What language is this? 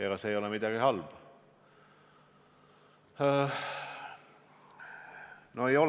Estonian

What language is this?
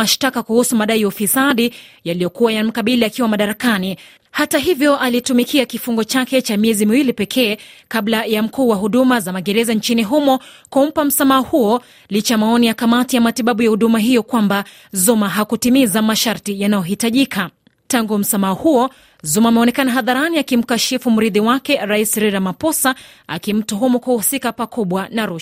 Swahili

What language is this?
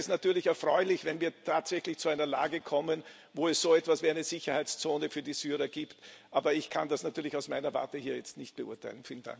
German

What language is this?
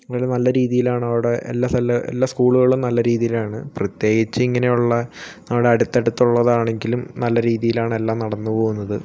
Malayalam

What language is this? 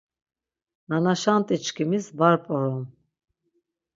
Laz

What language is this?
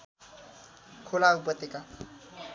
Nepali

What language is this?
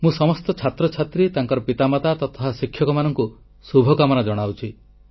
Odia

